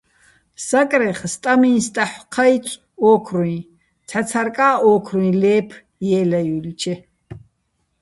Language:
Bats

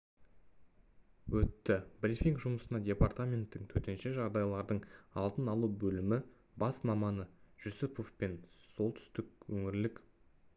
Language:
Kazakh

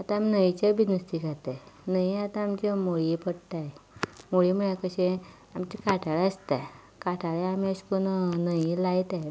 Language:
Konkani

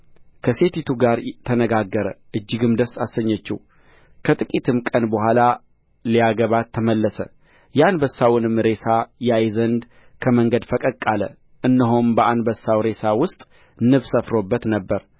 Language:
Amharic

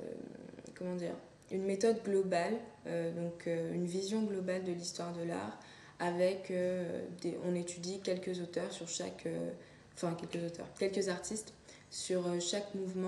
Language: French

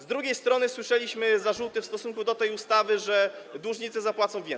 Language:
Polish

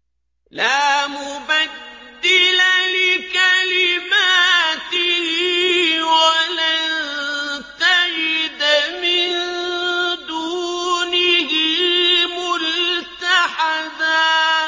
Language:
Arabic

